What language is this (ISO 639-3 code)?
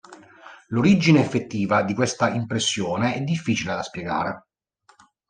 ita